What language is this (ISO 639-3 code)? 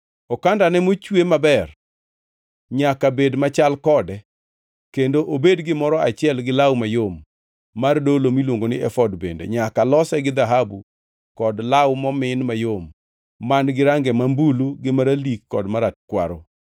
luo